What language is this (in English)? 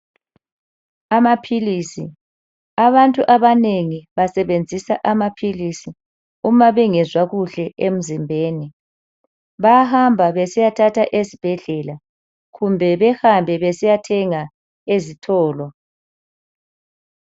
North Ndebele